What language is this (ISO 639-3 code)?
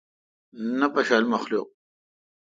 xka